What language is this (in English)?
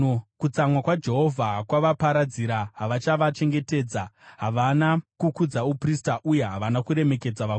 Shona